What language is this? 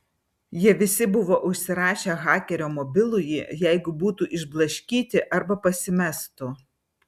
Lithuanian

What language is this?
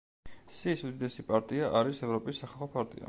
Georgian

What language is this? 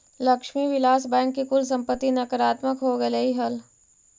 Magahi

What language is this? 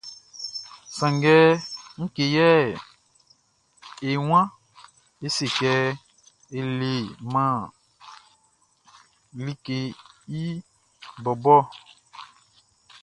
Baoulé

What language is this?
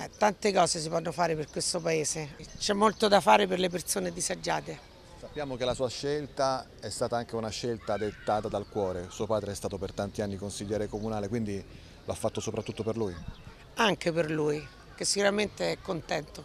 Italian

